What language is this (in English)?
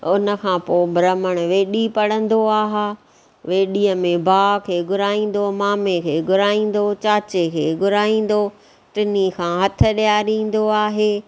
Sindhi